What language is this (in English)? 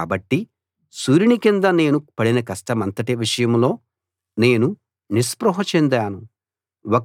Telugu